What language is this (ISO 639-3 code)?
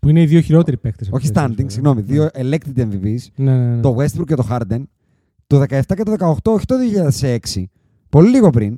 ell